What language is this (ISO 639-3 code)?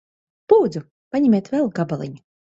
lav